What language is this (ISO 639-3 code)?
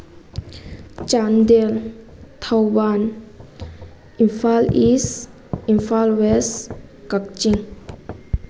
mni